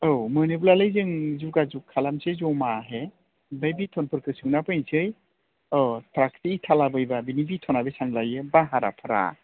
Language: Bodo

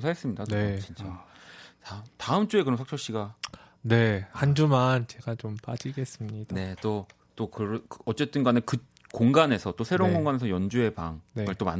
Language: Korean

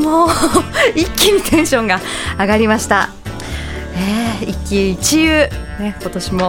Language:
Japanese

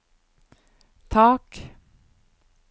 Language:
Norwegian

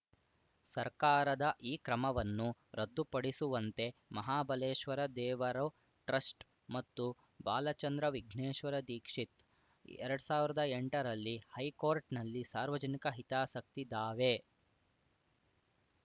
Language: Kannada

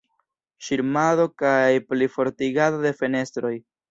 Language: Esperanto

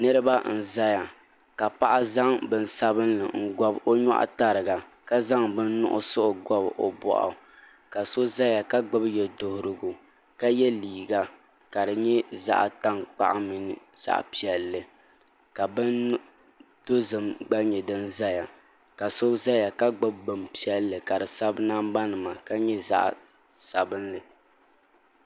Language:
Dagbani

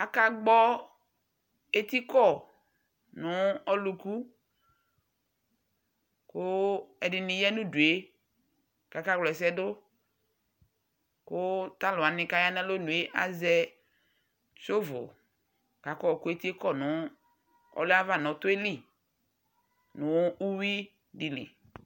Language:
Ikposo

